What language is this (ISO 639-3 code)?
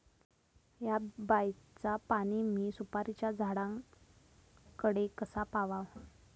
mar